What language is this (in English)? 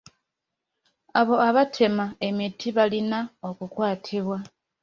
Ganda